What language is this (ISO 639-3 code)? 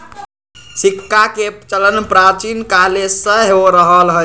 mag